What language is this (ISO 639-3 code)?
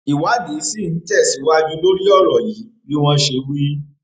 yor